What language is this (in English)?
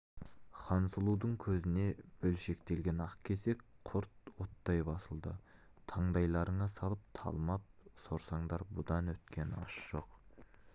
Kazakh